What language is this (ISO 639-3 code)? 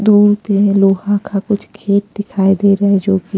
hin